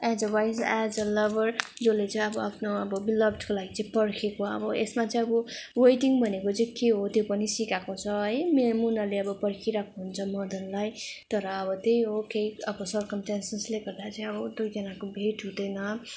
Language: Nepali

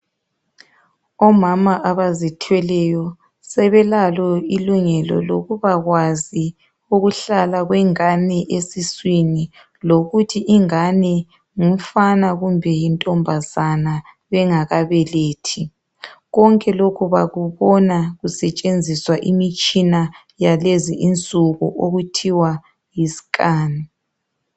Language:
North Ndebele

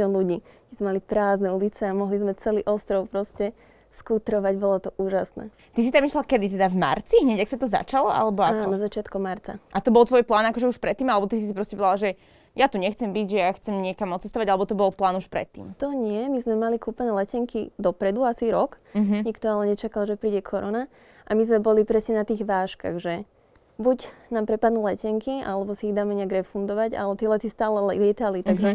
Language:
Slovak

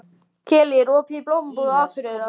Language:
Icelandic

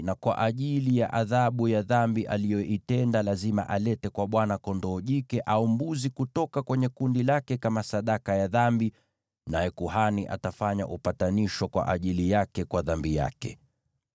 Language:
Swahili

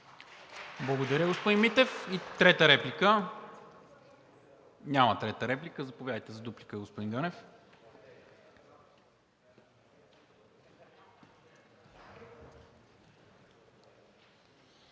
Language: Bulgarian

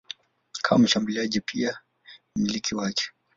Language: Swahili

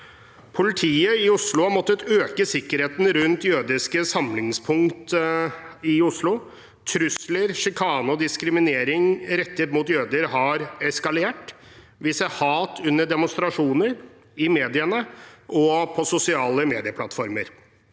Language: Norwegian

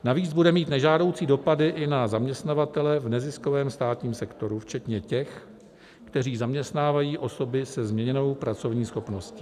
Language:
Czech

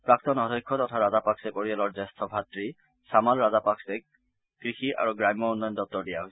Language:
Assamese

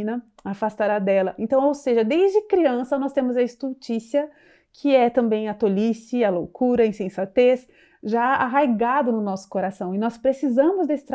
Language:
Portuguese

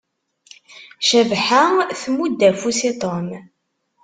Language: Kabyle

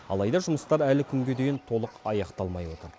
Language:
Kazakh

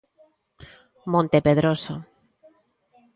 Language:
Galician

